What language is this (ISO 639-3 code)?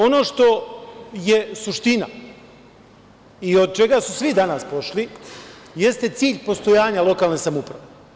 srp